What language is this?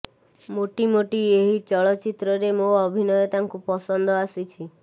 Odia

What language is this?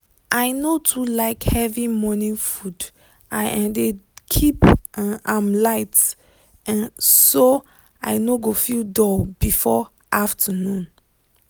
Nigerian Pidgin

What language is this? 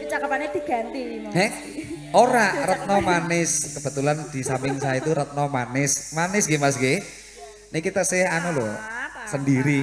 Indonesian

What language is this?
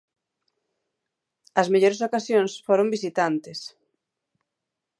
Galician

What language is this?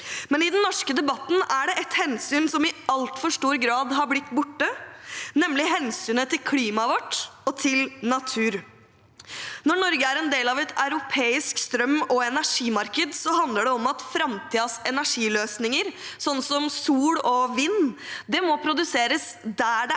Norwegian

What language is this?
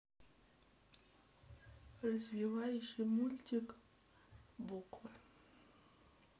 Russian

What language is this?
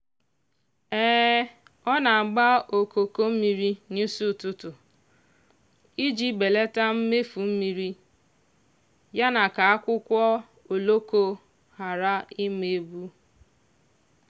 Igbo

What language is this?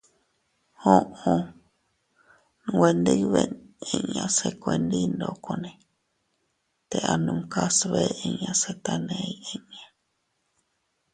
Teutila Cuicatec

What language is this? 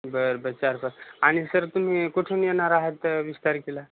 Marathi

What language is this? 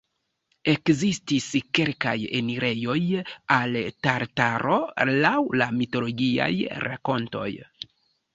Esperanto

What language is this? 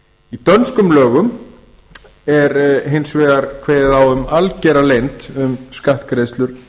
Icelandic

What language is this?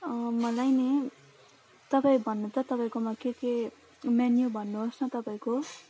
Nepali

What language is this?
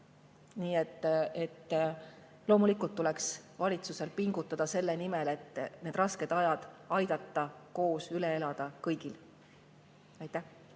Estonian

